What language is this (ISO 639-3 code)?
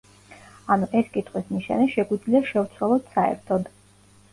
kat